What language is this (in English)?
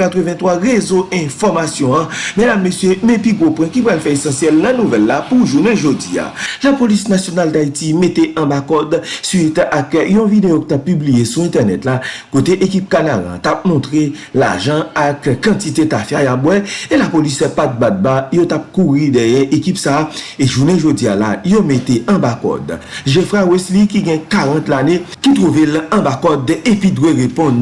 French